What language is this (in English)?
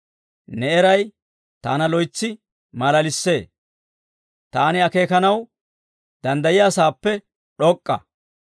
Dawro